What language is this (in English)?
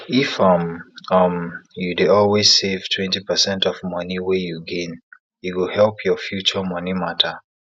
Nigerian Pidgin